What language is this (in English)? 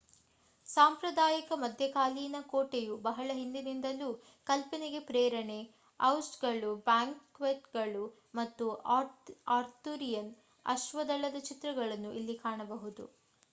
Kannada